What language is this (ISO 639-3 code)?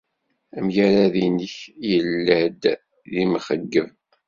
kab